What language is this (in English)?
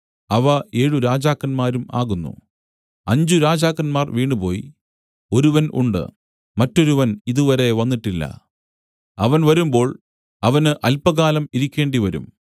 Malayalam